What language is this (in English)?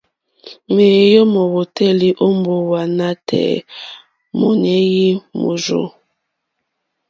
Mokpwe